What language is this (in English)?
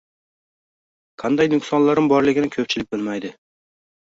Uzbek